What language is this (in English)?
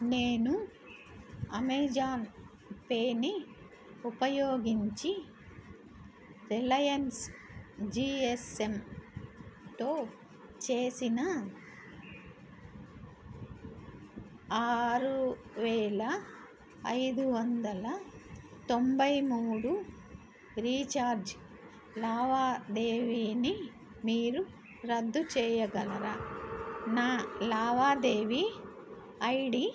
Telugu